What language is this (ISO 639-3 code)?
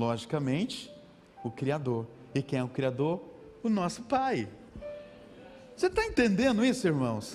por